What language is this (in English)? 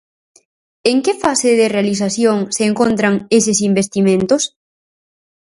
Galician